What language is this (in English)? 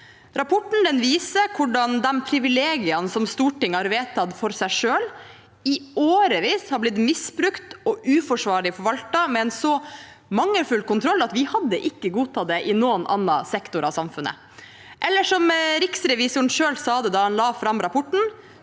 Norwegian